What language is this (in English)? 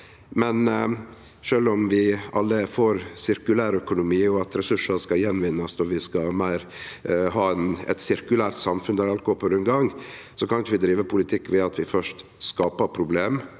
Norwegian